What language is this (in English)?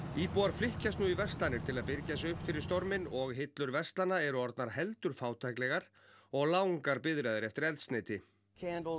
Icelandic